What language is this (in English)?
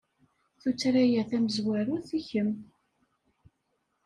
Kabyle